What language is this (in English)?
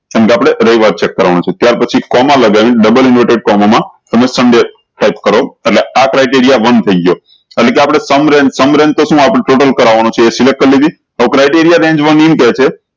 Gujarati